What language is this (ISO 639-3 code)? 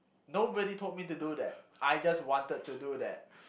eng